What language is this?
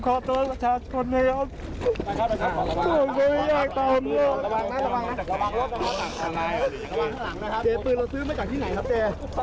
Thai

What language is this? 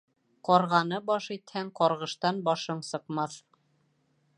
Bashkir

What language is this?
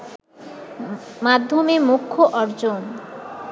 Bangla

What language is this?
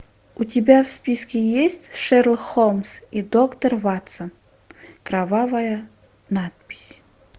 Russian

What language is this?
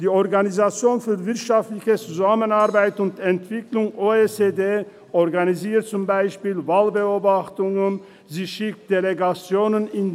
Swiss German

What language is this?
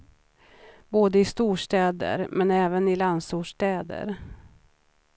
Swedish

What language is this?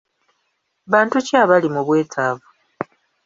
Ganda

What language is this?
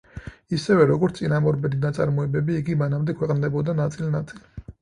Georgian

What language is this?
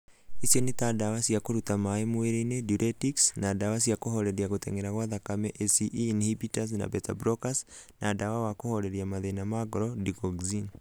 Kikuyu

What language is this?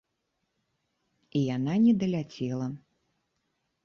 Belarusian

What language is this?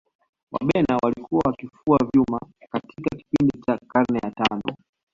Swahili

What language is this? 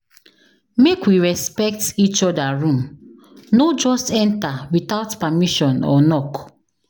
Nigerian Pidgin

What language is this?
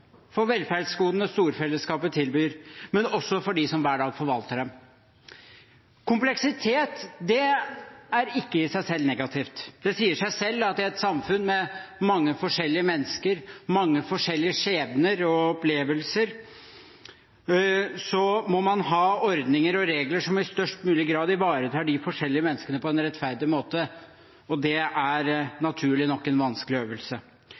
Norwegian Bokmål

